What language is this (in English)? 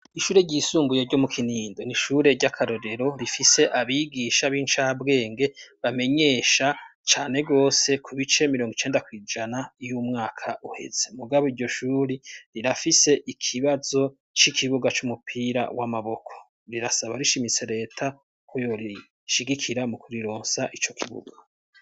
Rundi